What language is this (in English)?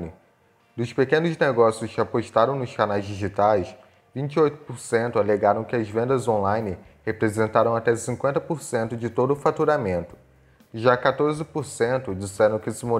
Portuguese